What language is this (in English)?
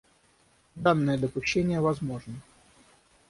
Russian